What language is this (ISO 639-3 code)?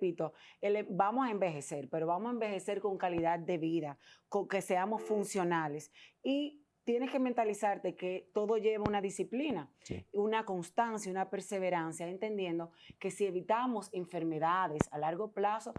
spa